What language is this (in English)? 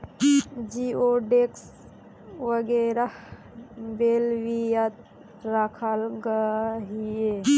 Magahi